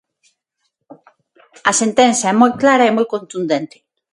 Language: Galician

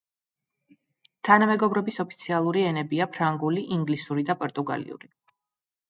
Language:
Georgian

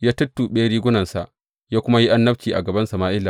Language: Hausa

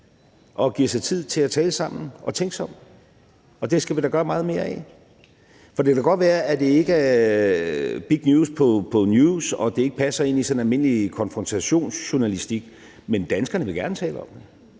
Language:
Danish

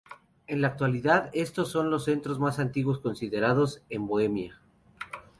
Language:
Spanish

